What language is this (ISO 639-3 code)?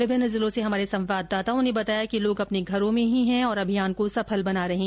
hin